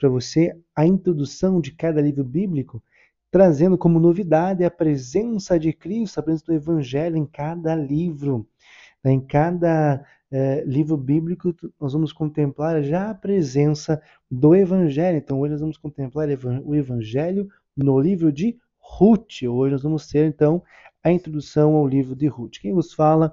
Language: Portuguese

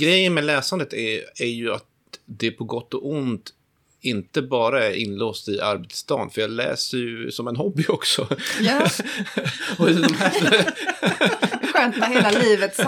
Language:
Swedish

